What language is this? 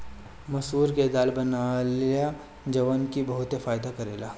Bhojpuri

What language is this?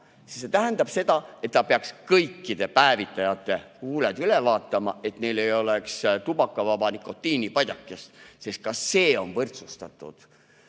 Estonian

